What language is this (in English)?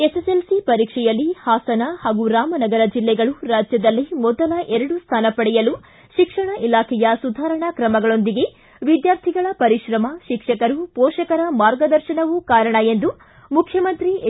Kannada